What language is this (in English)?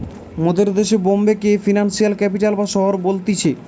Bangla